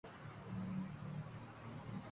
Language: Urdu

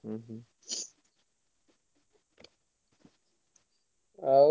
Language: Odia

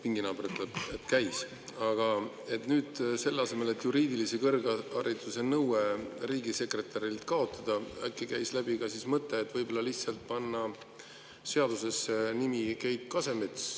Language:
Estonian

